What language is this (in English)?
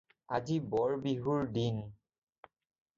Assamese